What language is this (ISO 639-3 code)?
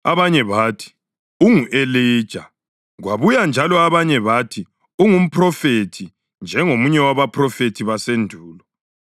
nde